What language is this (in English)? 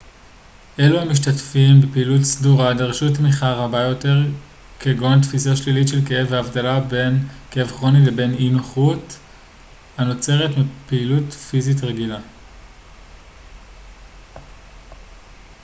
Hebrew